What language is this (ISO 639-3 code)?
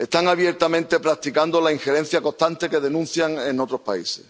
spa